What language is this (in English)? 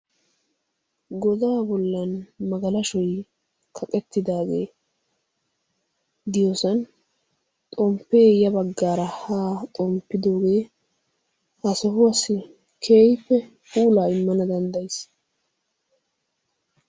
Wolaytta